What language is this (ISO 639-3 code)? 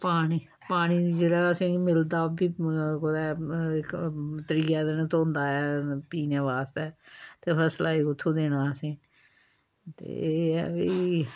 doi